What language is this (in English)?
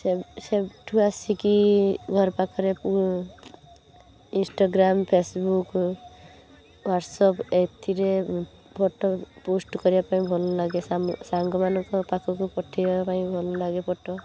Odia